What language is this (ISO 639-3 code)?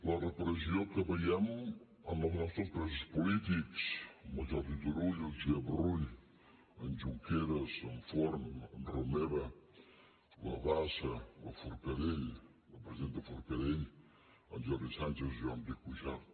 cat